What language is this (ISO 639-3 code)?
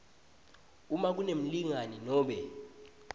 ssw